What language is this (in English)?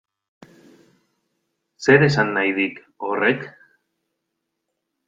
Basque